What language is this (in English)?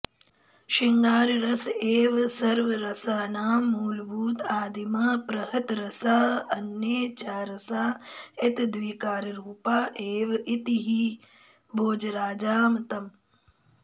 Sanskrit